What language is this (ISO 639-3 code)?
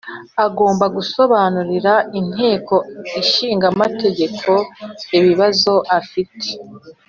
kin